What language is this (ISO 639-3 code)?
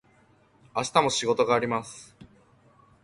jpn